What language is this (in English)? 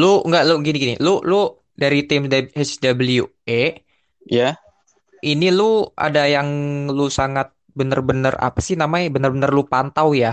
Indonesian